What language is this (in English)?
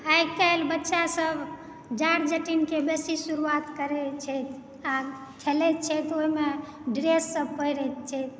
Maithili